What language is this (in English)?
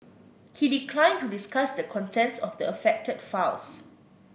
English